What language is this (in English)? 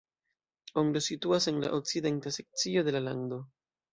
Esperanto